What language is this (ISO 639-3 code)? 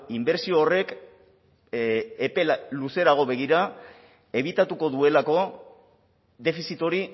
eus